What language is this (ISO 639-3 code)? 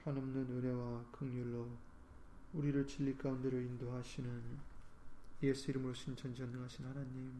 kor